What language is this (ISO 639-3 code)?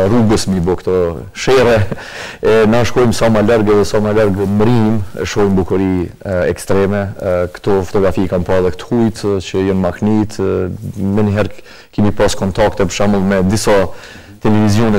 ron